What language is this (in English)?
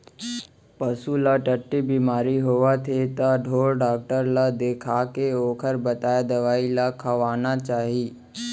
Chhattisgarhi